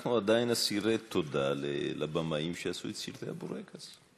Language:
Hebrew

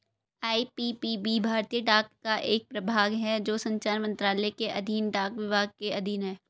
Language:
Hindi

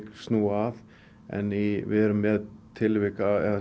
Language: Icelandic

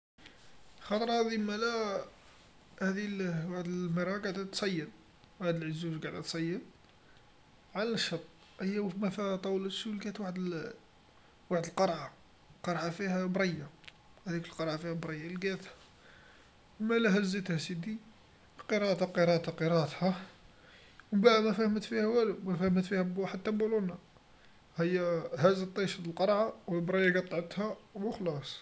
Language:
Algerian Arabic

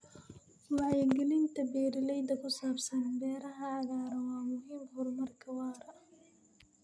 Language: Somali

